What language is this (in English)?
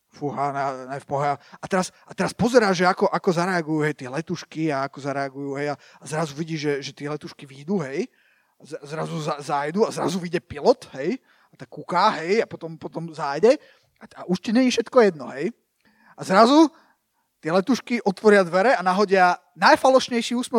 Slovak